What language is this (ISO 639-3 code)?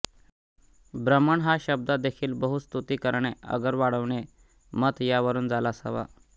mar